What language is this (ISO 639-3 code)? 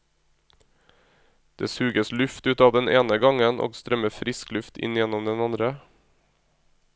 nor